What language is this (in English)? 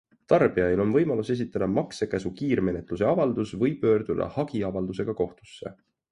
Estonian